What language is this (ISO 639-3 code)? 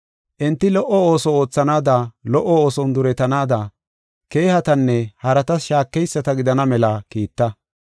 gof